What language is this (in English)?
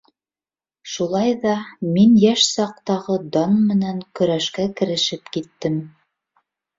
Bashkir